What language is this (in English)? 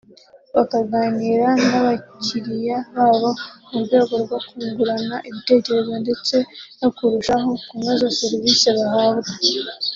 Kinyarwanda